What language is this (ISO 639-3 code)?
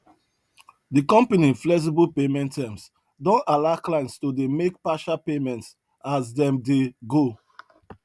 pcm